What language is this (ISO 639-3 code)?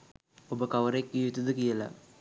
sin